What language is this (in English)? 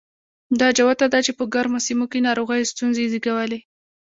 Pashto